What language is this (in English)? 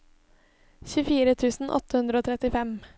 Norwegian